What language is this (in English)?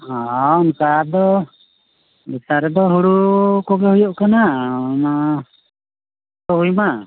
Santali